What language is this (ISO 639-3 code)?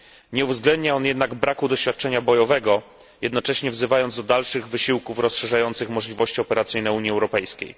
pol